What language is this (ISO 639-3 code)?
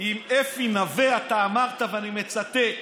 heb